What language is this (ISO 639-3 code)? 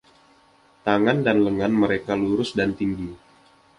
ind